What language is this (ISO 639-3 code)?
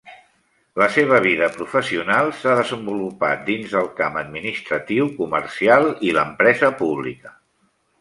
cat